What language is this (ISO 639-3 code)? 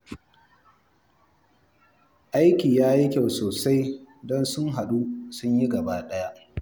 hau